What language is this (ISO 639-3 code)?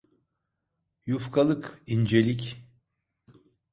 tur